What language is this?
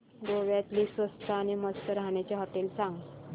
Marathi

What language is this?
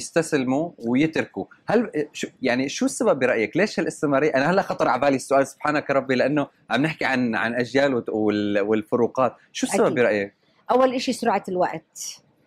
Arabic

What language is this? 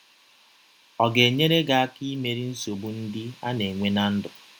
Igbo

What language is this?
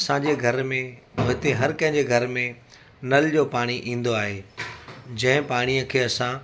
Sindhi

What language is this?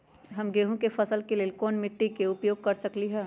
Magahi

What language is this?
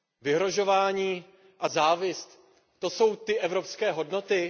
Czech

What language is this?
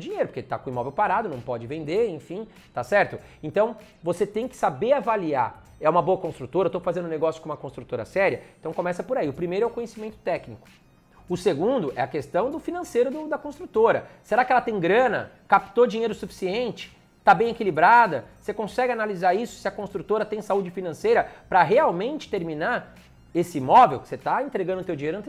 Portuguese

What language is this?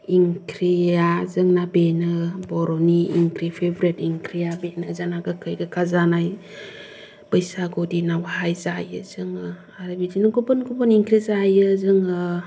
Bodo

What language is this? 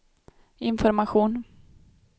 Swedish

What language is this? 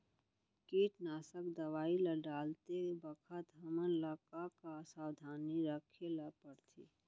Chhattisgarhi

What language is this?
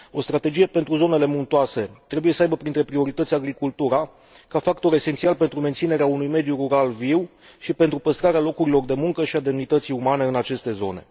Romanian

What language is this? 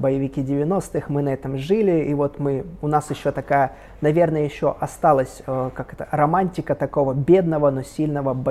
Russian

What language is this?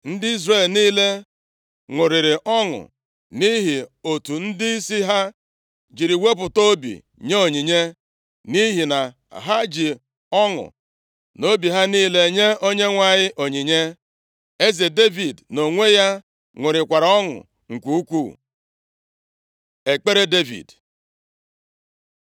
Igbo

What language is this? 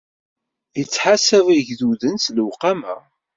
Kabyle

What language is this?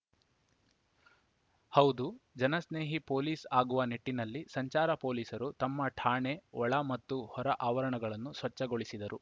Kannada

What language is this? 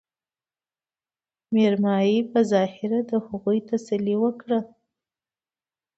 Pashto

